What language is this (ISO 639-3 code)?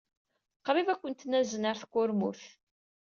kab